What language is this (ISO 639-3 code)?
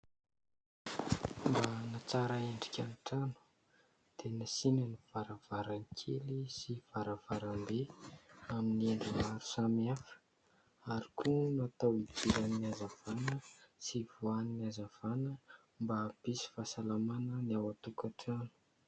mlg